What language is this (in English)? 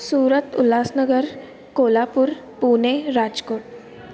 Sindhi